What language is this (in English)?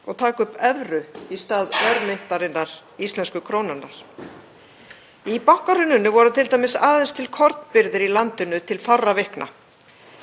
Icelandic